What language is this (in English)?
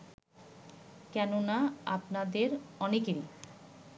Bangla